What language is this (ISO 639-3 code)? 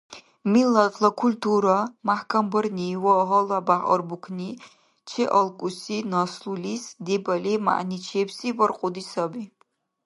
dar